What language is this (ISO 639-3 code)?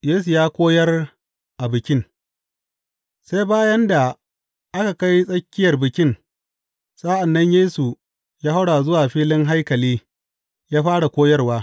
hau